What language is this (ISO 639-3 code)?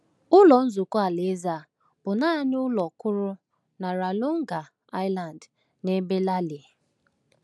ibo